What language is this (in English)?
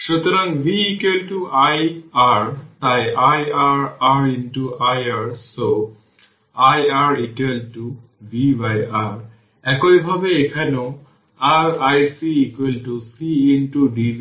Bangla